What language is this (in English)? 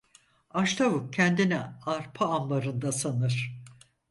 Turkish